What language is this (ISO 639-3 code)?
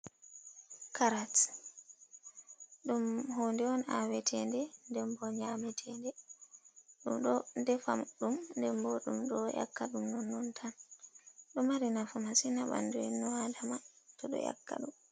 ful